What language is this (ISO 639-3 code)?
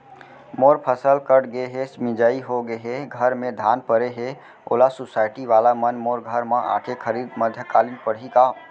hne